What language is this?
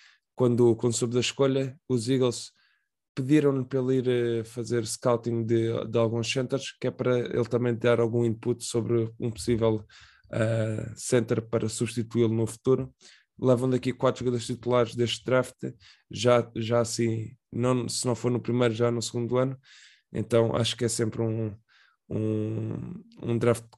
Portuguese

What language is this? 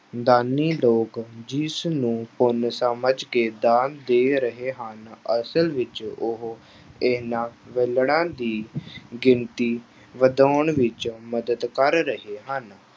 Punjabi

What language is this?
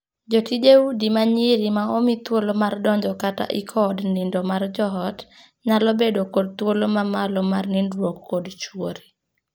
Luo (Kenya and Tanzania)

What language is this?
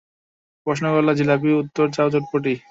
Bangla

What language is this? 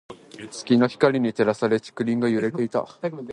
Japanese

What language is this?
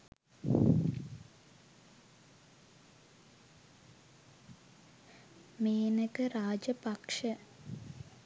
Sinhala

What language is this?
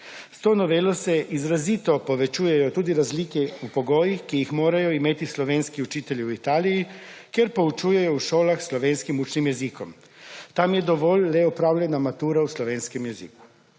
Slovenian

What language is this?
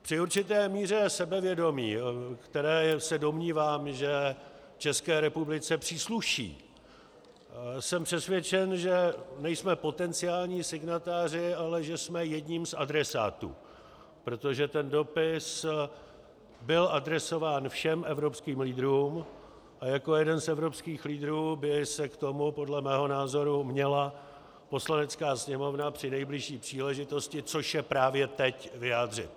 Czech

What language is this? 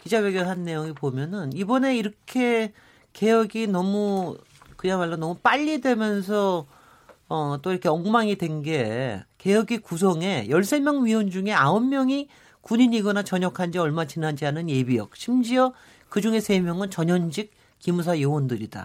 Korean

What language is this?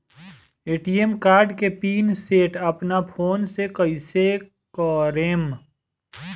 Bhojpuri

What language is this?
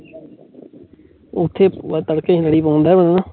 Punjabi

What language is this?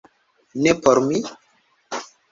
Esperanto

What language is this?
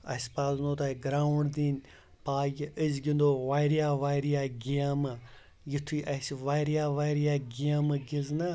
Kashmiri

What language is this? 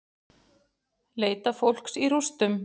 Icelandic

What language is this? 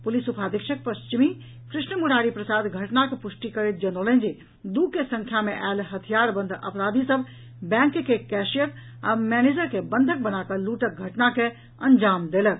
Maithili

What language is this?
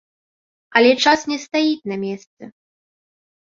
Belarusian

